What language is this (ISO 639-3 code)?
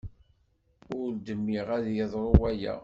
kab